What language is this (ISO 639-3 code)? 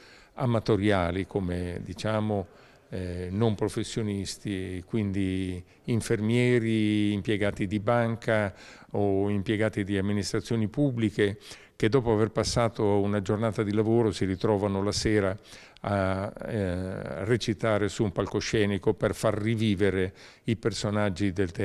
ita